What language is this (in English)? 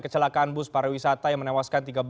Indonesian